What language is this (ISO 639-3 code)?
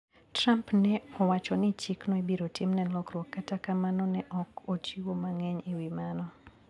luo